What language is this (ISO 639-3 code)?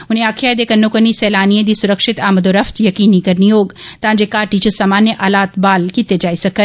doi